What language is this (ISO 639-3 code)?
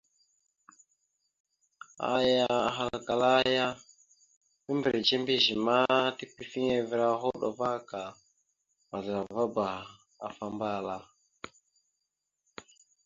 mxu